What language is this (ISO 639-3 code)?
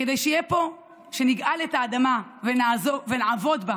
heb